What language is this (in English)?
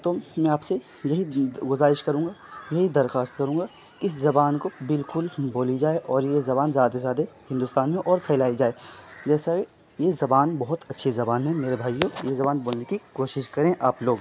Urdu